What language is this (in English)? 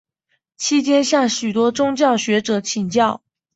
Chinese